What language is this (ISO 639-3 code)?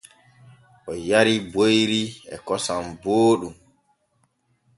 fue